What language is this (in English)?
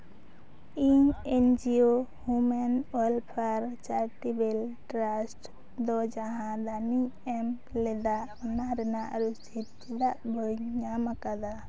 Santali